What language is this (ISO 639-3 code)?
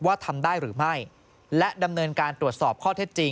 tha